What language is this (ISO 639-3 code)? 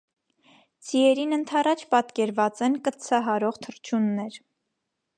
hye